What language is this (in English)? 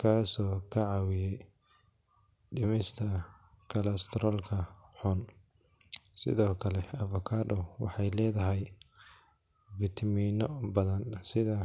Somali